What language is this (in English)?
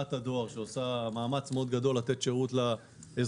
Hebrew